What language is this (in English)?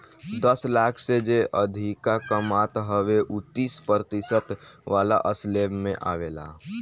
Bhojpuri